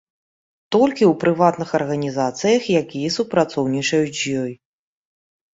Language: Belarusian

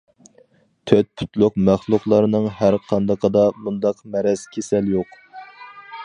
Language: Uyghur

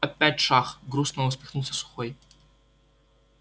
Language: Russian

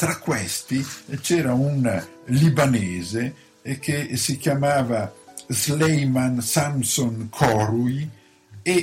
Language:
Italian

